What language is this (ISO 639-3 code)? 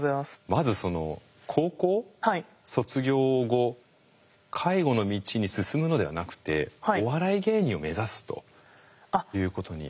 jpn